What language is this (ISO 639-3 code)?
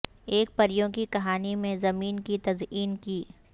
urd